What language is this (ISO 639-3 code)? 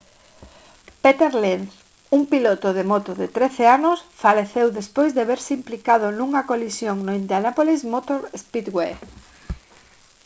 glg